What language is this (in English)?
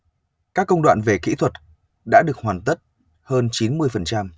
Vietnamese